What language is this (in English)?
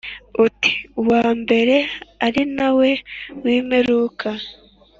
Kinyarwanda